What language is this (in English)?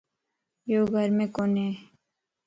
Lasi